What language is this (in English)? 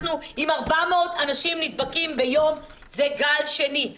Hebrew